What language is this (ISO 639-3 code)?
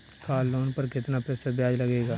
hin